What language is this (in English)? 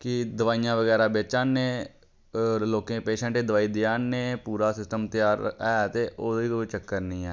Dogri